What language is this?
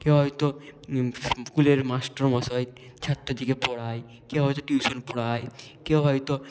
Bangla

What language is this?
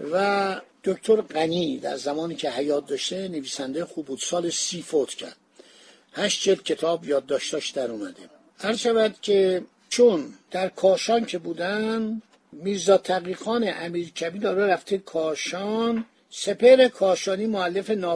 Persian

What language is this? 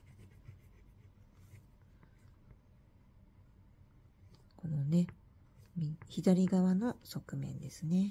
Japanese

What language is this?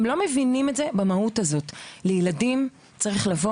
Hebrew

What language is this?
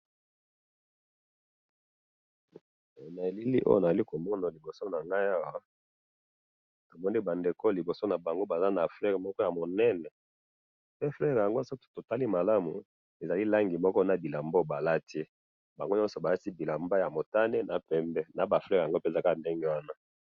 Lingala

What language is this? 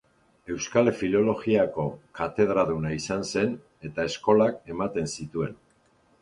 Basque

